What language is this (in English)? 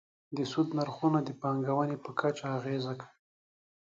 Pashto